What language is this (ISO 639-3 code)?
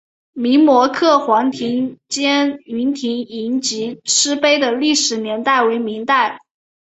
zho